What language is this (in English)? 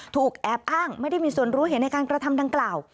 Thai